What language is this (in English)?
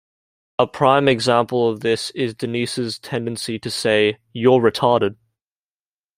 English